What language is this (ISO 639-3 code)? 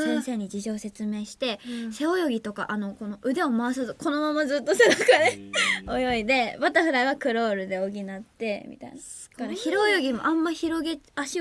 jpn